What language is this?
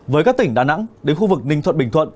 Vietnamese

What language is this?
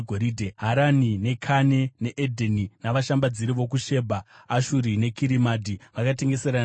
Shona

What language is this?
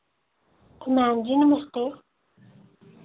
Dogri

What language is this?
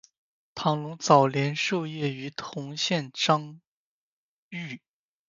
Chinese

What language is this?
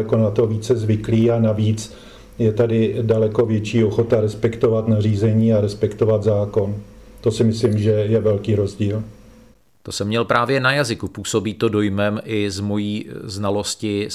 Czech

